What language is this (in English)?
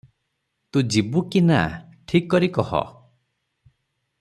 Odia